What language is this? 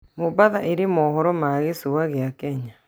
Kikuyu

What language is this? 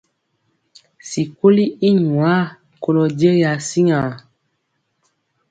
Mpiemo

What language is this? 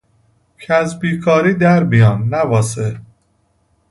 Persian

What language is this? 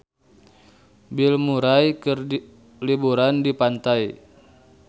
Sundanese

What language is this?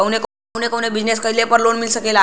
Bhojpuri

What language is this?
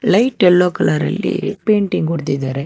Kannada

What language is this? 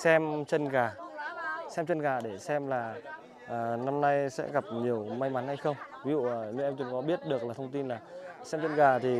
Vietnamese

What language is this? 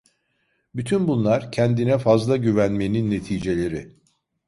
Turkish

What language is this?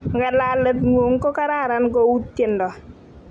Kalenjin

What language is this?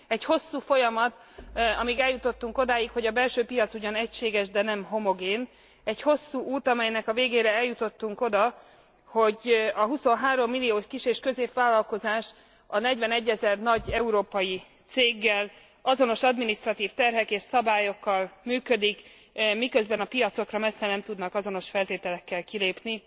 Hungarian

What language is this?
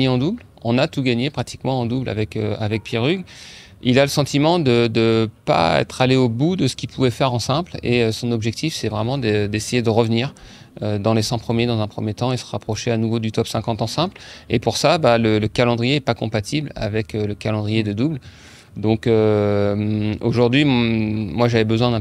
French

